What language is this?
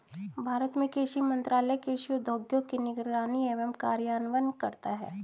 Hindi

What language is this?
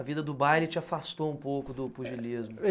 Portuguese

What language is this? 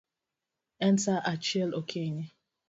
Luo (Kenya and Tanzania)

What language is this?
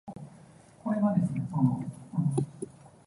Cantonese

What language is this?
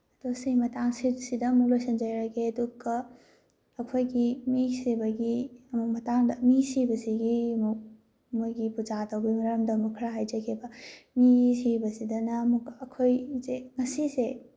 Manipuri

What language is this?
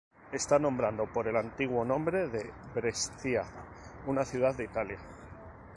Spanish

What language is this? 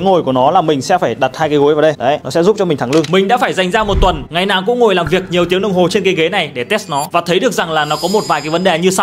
Vietnamese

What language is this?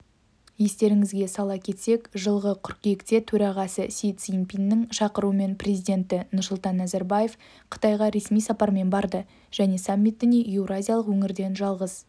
Kazakh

